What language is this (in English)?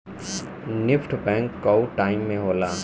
Bhojpuri